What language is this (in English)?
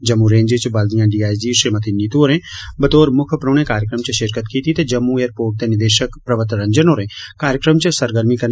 Dogri